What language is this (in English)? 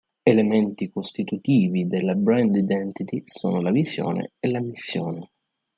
Italian